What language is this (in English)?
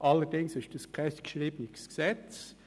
Swiss German